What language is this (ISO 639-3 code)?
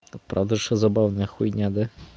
rus